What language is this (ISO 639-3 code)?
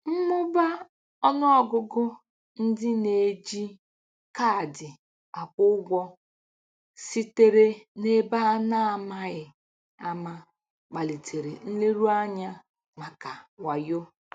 ibo